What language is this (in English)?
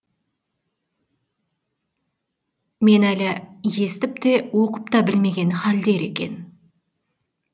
Kazakh